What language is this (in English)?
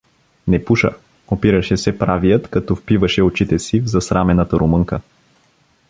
Bulgarian